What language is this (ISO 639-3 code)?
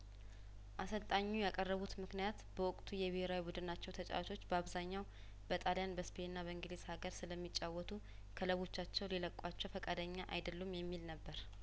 amh